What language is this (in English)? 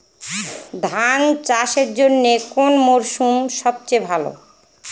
Bangla